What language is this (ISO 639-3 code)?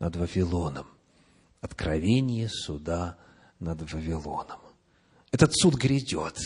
rus